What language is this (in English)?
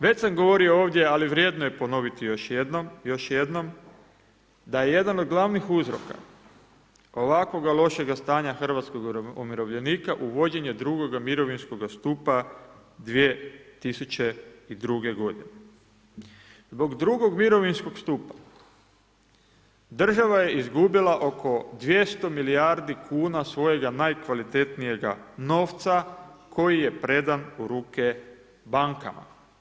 Croatian